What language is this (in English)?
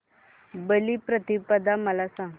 Marathi